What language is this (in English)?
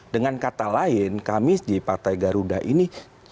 Indonesian